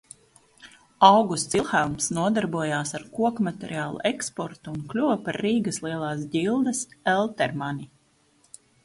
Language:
Latvian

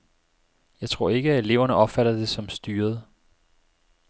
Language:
Danish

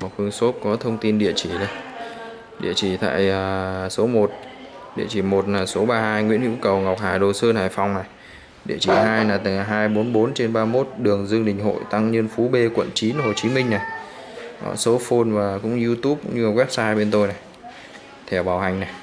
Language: Vietnamese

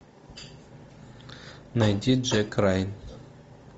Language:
Russian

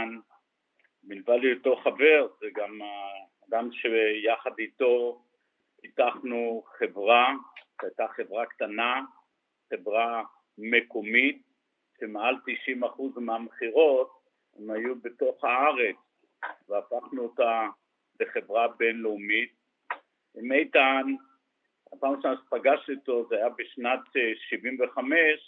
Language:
Hebrew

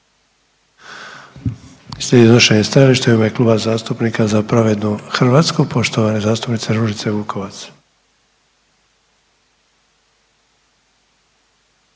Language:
Croatian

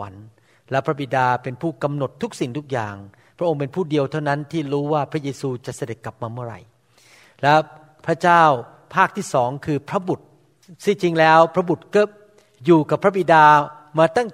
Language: Thai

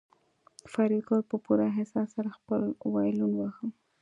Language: Pashto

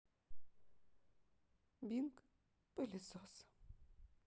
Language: Russian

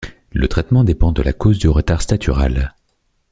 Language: French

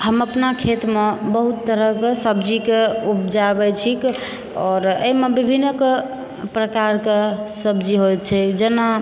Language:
Maithili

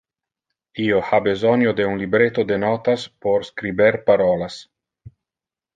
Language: Interlingua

